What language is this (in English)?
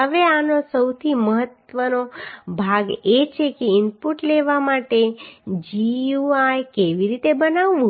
Gujarati